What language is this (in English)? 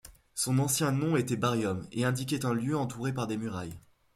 French